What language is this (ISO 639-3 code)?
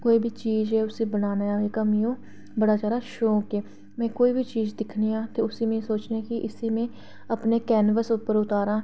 doi